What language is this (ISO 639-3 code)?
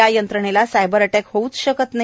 mar